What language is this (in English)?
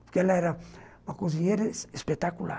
Portuguese